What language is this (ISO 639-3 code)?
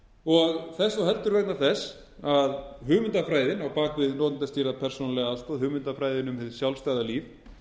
isl